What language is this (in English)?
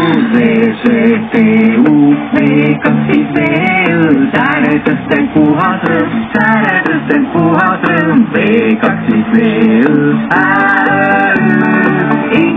Romanian